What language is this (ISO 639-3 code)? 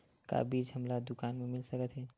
hne